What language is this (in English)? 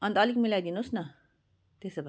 Nepali